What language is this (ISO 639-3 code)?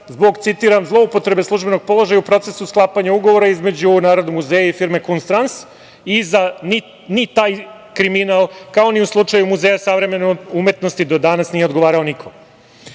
srp